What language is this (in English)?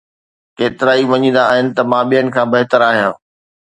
Sindhi